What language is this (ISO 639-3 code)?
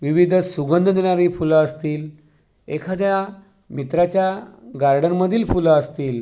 mar